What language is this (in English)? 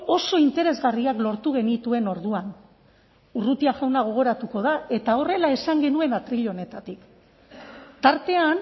Basque